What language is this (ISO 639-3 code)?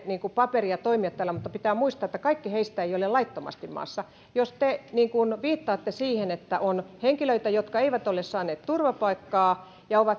fin